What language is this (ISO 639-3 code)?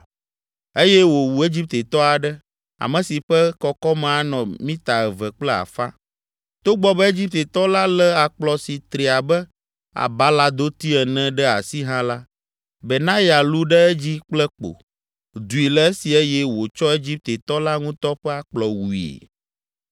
ewe